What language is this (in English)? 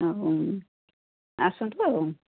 Odia